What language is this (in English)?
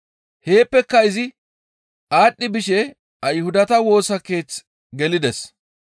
Gamo